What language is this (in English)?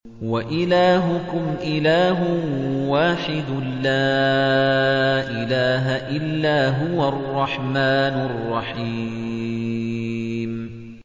Arabic